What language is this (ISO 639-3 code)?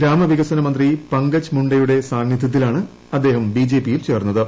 mal